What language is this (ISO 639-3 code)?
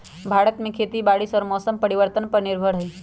mag